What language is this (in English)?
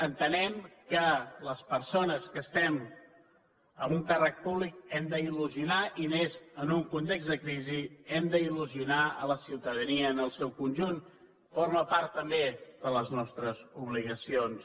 Catalan